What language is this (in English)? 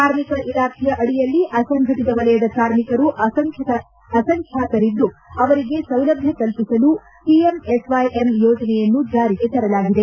Kannada